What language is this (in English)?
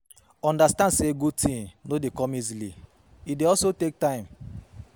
Nigerian Pidgin